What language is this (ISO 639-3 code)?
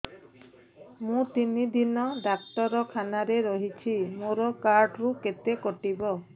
ori